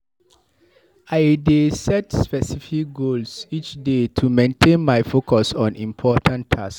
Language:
Nigerian Pidgin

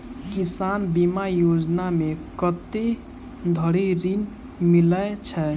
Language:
Maithili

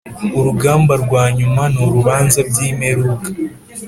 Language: Kinyarwanda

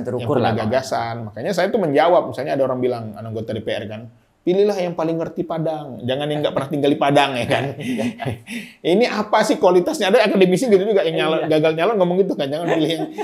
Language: Indonesian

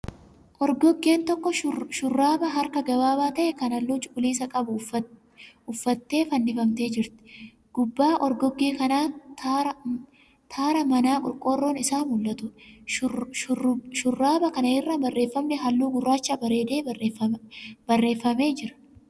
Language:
Oromo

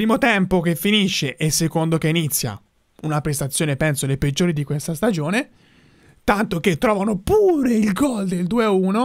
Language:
Italian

